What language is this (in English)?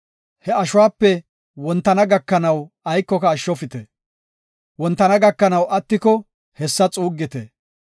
Gofa